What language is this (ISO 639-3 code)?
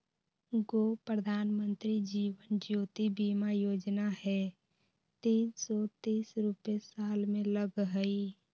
mag